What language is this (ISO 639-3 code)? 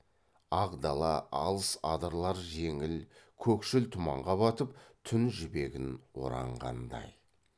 kaz